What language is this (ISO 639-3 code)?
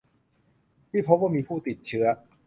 tha